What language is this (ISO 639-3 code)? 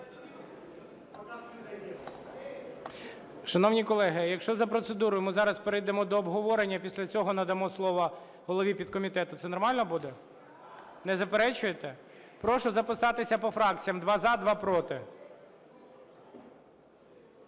ukr